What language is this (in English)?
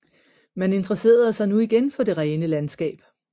Danish